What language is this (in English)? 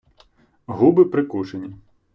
Ukrainian